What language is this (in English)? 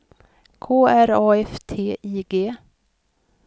Swedish